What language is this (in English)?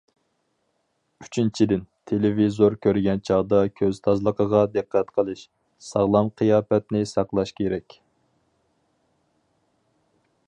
Uyghur